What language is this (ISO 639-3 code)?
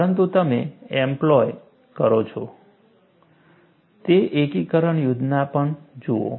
guj